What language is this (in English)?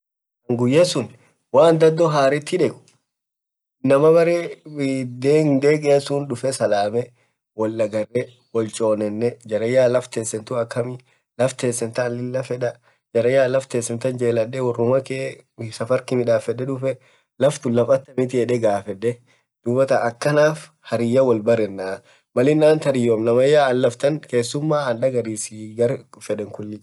Orma